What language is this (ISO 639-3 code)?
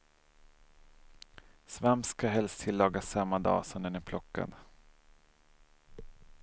swe